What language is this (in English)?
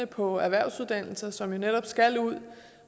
Danish